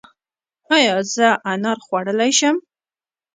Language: Pashto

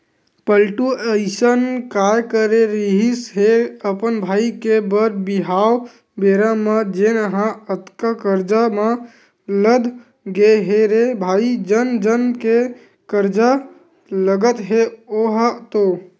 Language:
Chhattisgarhi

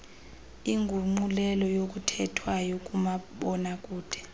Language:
Xhosa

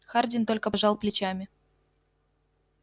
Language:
Russian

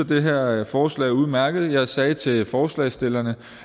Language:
Danish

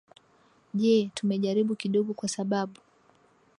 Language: Swahili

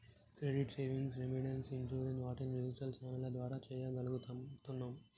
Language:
Telugu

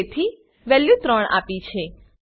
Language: Gujarati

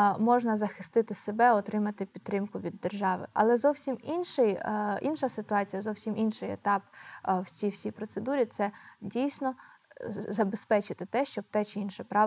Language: Ukrainian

